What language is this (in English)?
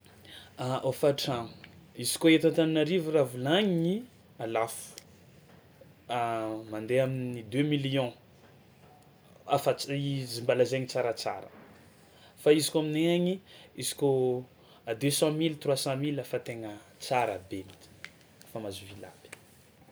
Tsimihety Malagasy